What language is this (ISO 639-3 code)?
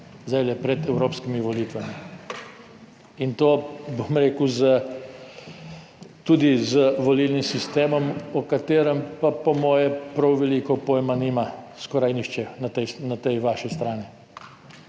slv